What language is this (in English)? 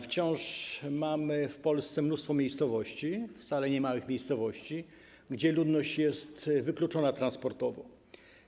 Polish